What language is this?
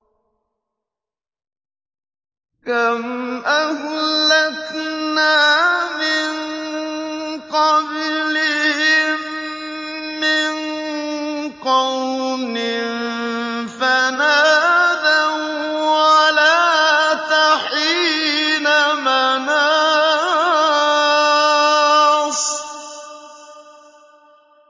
Arabic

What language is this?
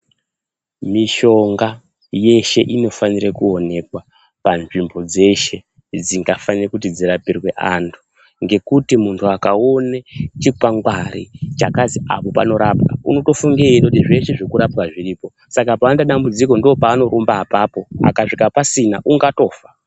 Ndau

